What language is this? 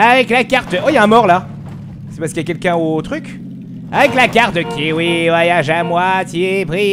French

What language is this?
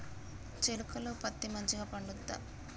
Telugu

